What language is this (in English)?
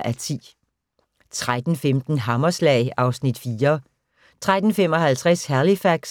Danish